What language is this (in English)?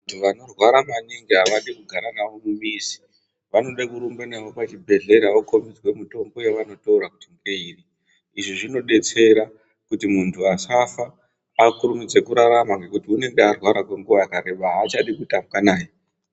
Ndau